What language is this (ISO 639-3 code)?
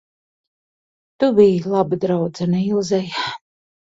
lav